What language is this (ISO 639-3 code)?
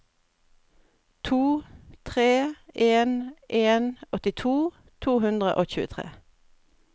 nor